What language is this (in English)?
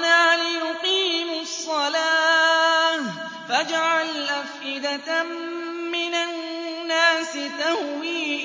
Arabic